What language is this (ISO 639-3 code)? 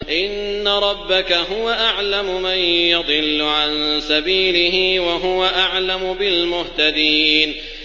ara